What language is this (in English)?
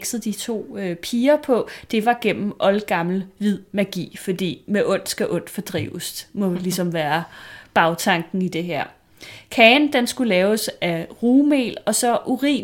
Danish